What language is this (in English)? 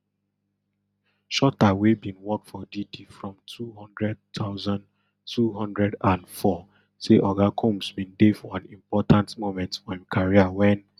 Nigerian Pidgin